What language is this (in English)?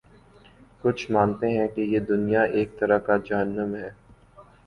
Urdu